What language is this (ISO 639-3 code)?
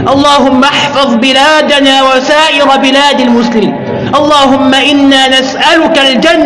ara